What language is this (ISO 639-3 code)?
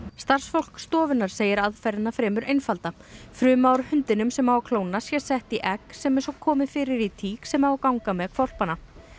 isl